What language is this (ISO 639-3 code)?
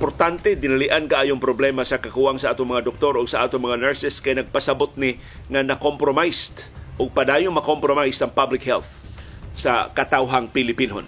fil